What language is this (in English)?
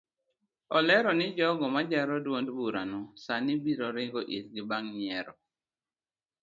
Luo (Kenya and Tanzania)